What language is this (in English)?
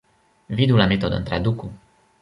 Esperanto